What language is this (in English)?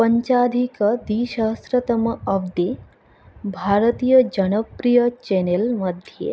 Sanskrit